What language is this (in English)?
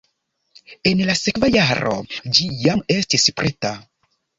Esperanto